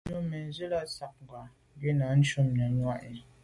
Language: Medumba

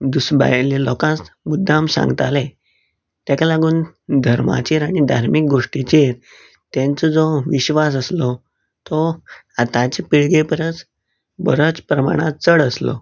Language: Konkani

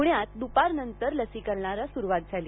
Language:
Marathi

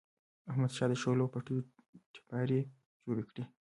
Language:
Pashto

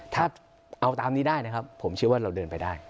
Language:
Thai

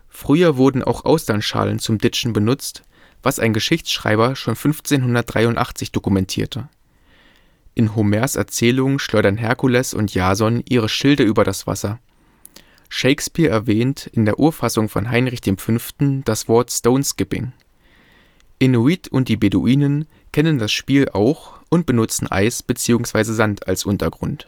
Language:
German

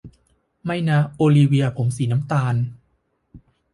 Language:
Thai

